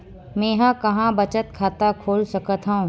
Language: Chhattisgarhi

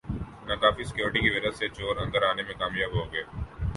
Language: Urdu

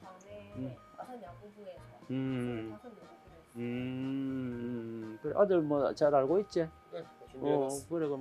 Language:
Korean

